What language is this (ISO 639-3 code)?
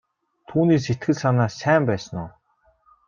mon